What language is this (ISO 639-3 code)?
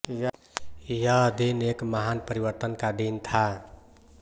hin